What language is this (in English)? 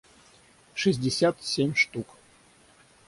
Russian